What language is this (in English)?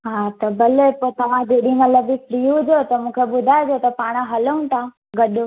Sindhi